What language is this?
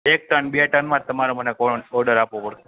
Gujarati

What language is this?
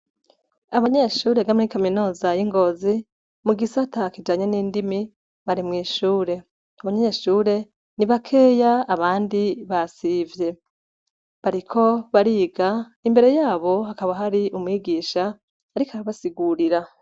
Rundi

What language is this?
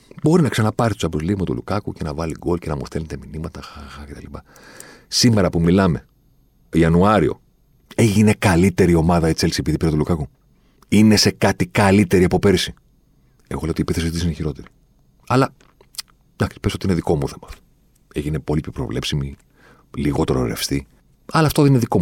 Greek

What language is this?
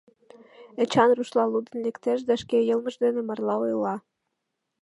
Mari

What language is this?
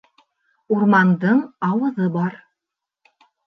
Bashkir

